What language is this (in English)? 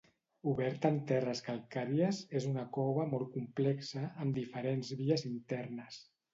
Catalan